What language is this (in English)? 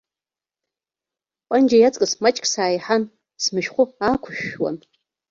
Abkhazian